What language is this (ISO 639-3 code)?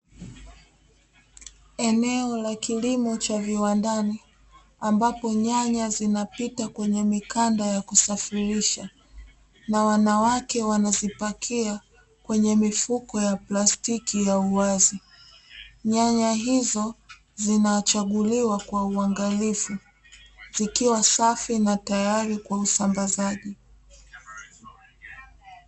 swa